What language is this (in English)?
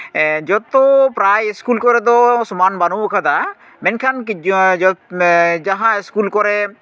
Santali